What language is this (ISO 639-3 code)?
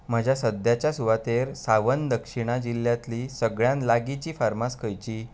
kok